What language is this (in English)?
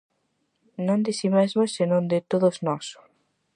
Galician